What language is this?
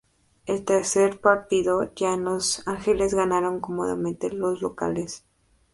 Spanish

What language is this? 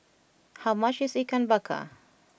English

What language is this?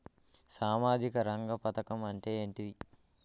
Telugu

